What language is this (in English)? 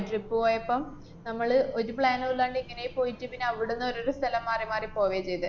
Malayalam